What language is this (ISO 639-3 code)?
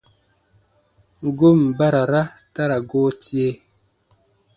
bba